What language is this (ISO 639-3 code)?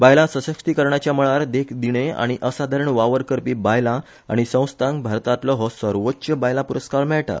kok